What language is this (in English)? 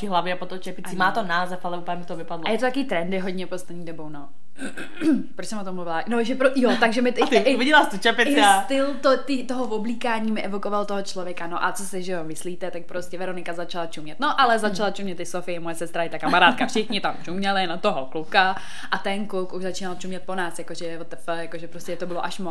Czech